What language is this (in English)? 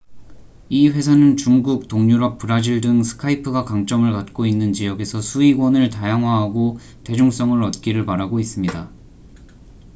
Korean